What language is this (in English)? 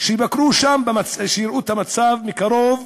Hebrew